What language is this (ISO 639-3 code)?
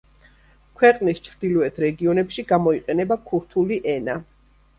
kat